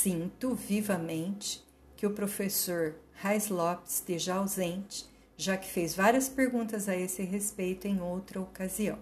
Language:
Portuguese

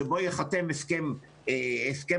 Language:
Hebrew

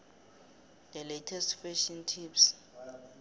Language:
South Ndebele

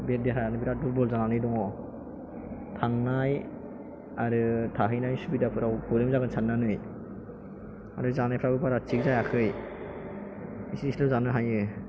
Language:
Bodo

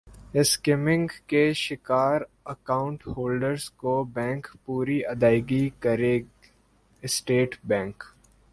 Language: Urdu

